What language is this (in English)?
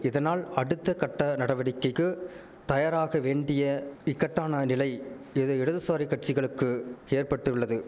Tamil